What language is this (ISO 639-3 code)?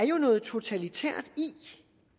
dan